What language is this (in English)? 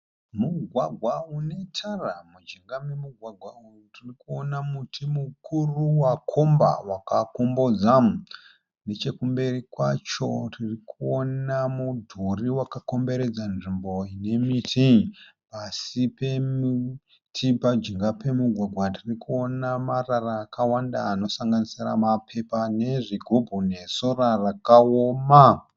Shona